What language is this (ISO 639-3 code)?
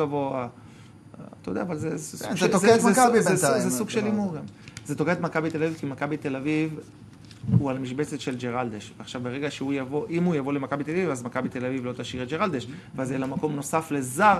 heb